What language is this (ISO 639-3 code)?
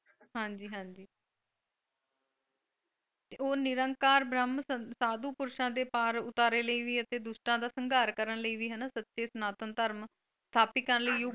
pan